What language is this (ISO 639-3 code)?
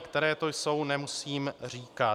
ces